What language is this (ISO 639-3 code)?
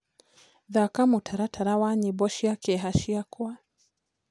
kik